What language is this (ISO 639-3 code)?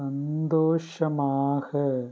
tam